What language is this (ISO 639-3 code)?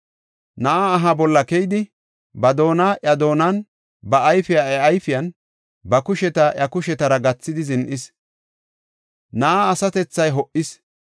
gof